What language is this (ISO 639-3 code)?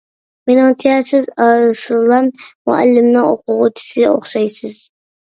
uig